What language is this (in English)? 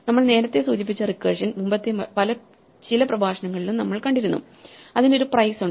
Malayalam